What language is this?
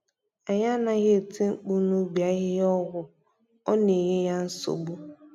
Igbo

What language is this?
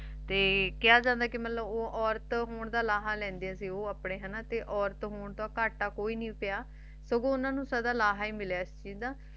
Punjabi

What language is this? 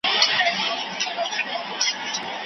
Pashto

